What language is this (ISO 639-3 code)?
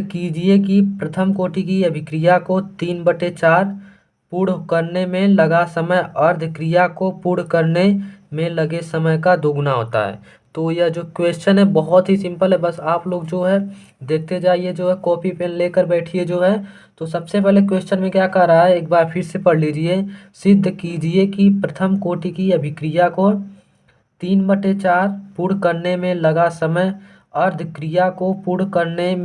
hin